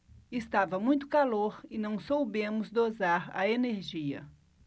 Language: Portuguese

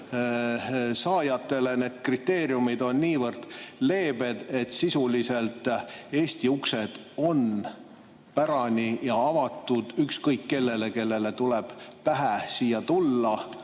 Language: Estonian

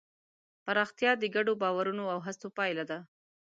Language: Pashto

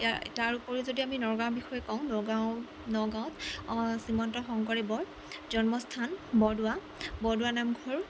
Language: Assamese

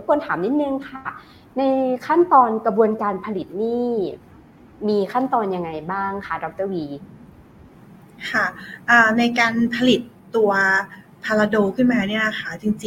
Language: Thai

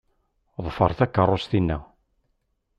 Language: Kabyle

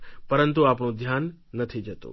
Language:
Gujarati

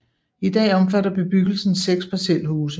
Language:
Danish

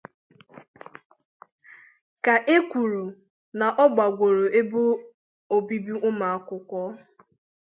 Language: Igbo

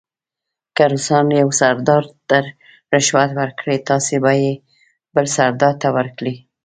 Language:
Pashto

